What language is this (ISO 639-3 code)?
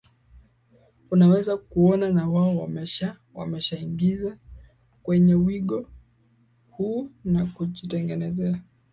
swa